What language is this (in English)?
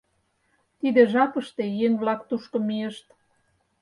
Mari